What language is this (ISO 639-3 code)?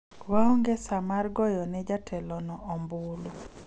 luo